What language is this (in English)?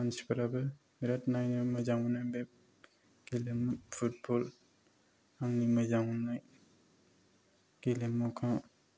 Bodo